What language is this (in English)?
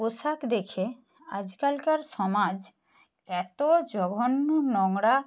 Bangla